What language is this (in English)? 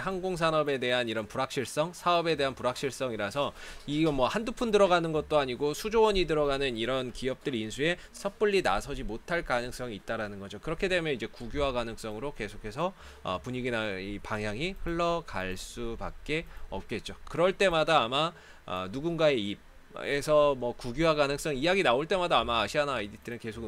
Korean